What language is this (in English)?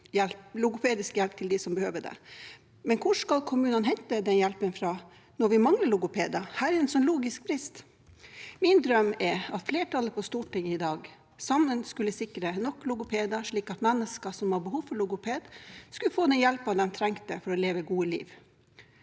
Norwegian